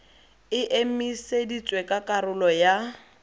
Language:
Tswana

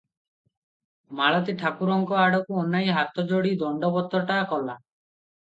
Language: Odia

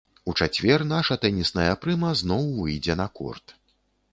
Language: Belarusian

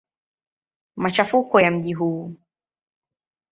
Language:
Swahili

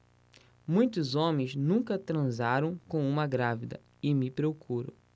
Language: Portuguese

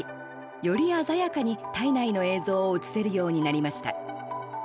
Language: Japanese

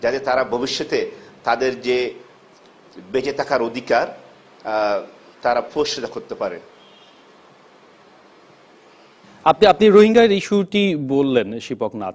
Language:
Bangla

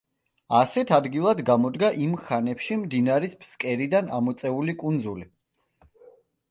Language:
Georgian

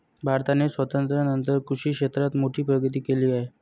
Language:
Marathi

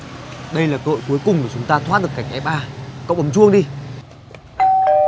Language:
Vietnamese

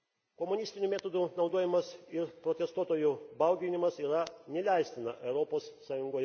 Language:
Lithuanian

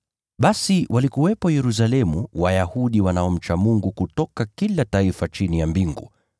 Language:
Swahili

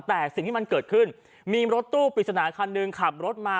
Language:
Thai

